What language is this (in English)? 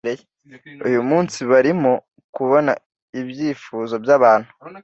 Kinyarwanda